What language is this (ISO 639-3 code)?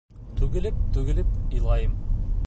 bak